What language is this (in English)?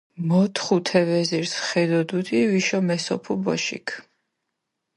Mingrelian